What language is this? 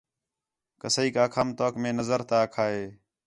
Khetrani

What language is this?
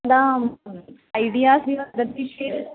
Sanskrit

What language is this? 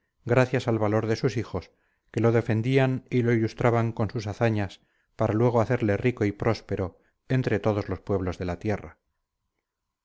Spanish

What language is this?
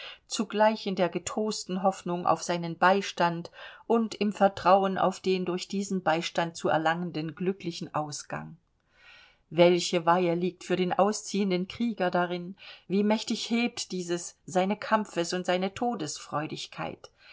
German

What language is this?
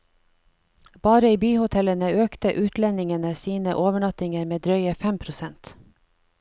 Norwegian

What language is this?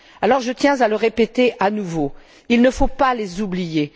French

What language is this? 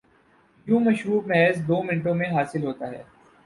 Urdu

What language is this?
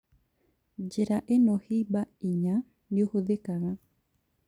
Kikuyu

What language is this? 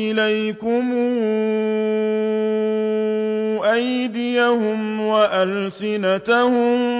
Arabic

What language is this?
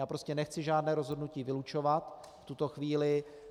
Czech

